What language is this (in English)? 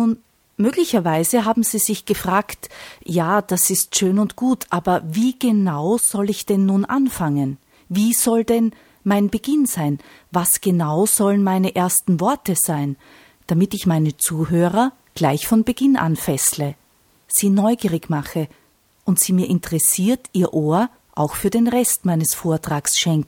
German